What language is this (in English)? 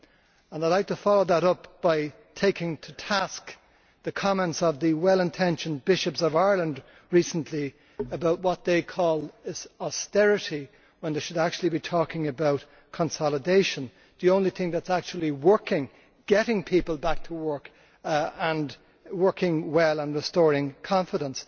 English